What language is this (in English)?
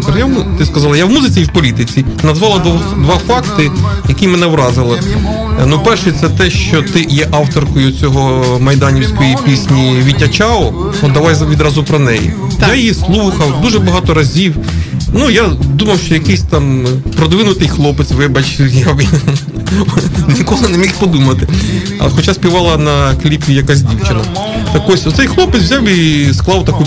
Ukrainian